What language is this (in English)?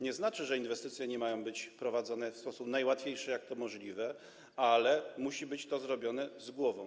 Polish